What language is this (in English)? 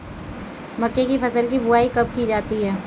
Hindi